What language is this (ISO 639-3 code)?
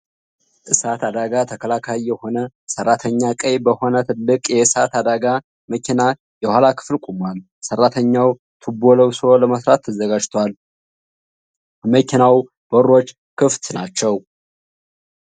amh